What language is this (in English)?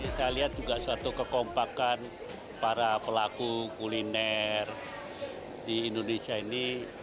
Indonesian